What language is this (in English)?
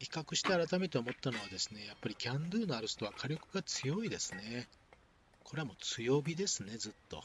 Japanese